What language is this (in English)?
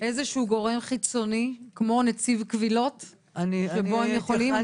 Hebrew